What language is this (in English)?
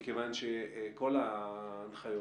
Hebrew